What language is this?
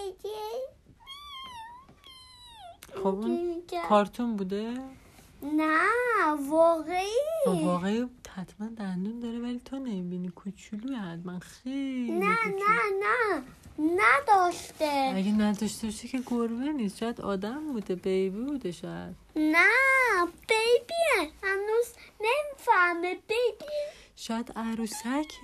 Persian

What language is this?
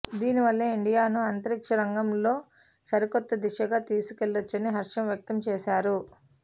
Telugu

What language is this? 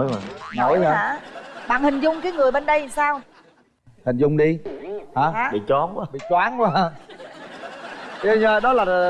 Vietnamese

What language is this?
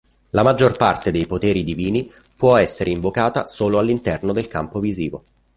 Italian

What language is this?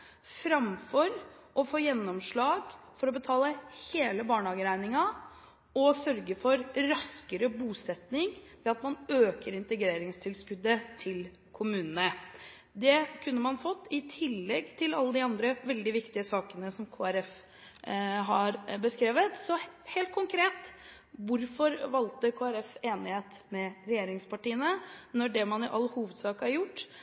Norwegian Bokmål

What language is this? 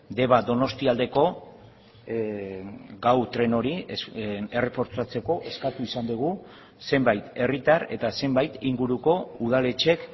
Basque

